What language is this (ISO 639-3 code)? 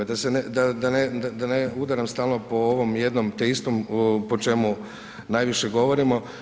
hrv